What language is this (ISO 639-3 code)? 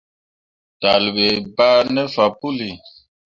mua